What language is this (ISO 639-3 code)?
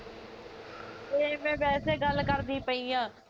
pan